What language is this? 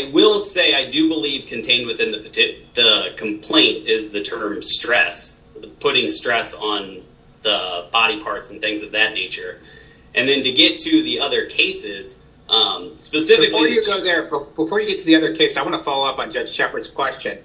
English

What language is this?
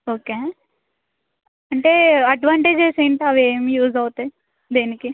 Telugu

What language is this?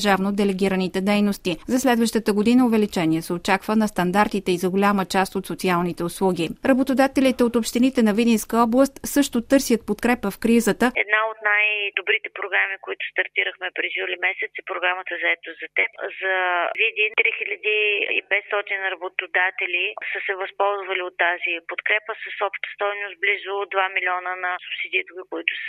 Bulgarian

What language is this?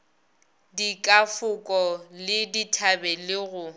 Northern Sotho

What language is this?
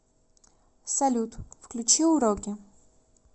Russian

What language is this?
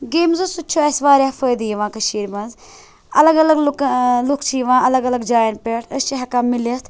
Kashmiri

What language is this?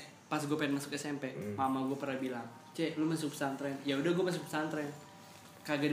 Indonesian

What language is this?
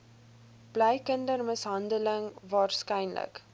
Afrikaans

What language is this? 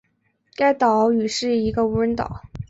Chinese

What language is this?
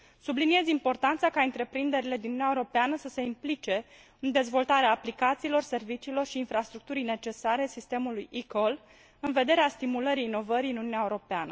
Romanian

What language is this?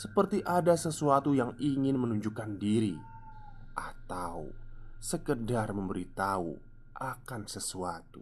Indonesian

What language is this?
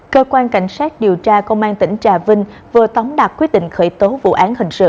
Vietnamese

